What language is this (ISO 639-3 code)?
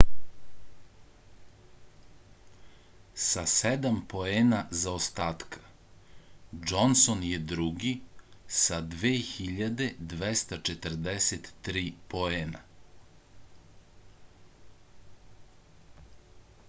srp